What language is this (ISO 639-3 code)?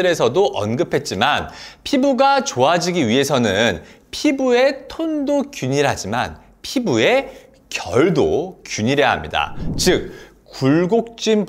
kor